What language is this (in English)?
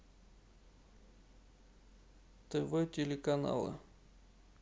Russian